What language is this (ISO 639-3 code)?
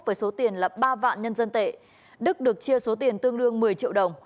vie